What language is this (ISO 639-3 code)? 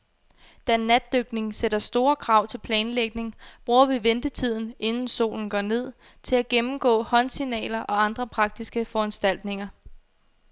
dan